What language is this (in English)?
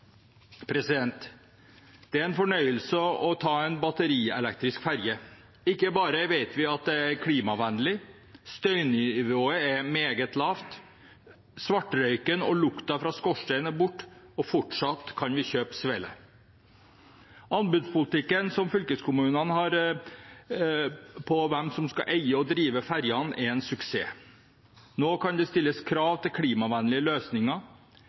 Norwegian Bokmål